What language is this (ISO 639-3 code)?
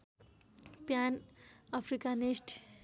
nep